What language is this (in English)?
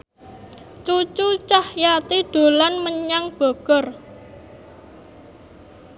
Javanese